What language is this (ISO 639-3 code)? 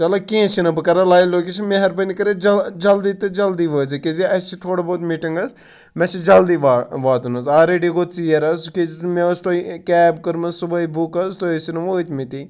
kas